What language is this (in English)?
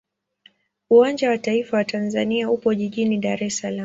Swahili